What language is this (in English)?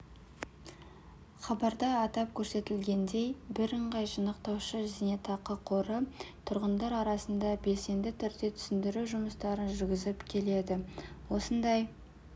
Kazakh